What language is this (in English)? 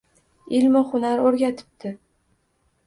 Uzbek